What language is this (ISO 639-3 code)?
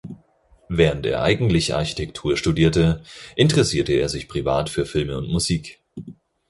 deu